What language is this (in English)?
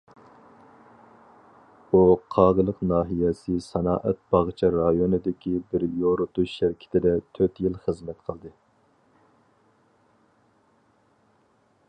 Uyghur